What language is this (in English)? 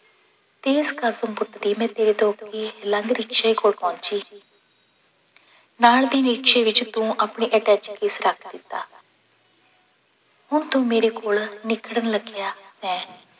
Punjabi